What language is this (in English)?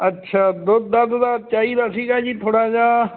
Punjabi